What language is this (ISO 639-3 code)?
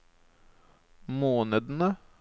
nor